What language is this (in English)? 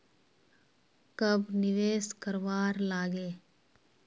Magahi